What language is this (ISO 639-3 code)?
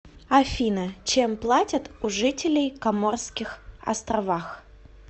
rus